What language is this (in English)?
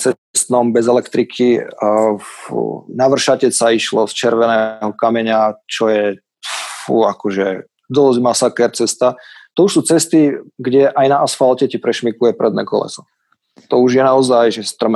Slovak